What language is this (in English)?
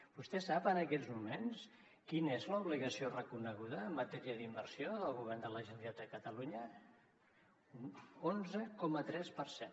Catalan